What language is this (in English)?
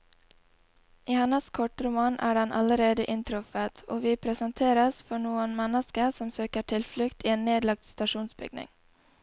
Norwegian